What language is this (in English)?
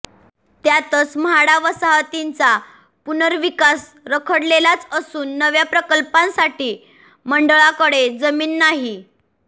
Marathi